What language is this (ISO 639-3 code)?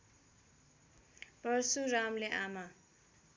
nep